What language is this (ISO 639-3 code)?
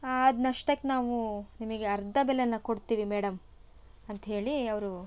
kan